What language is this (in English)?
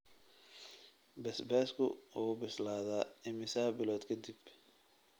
Somali